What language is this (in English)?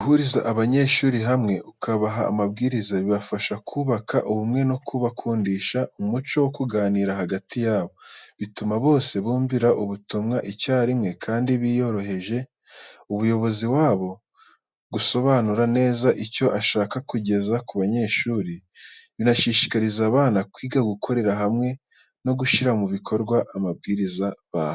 Kinyarwanda